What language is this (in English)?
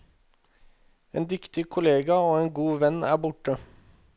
Norwegian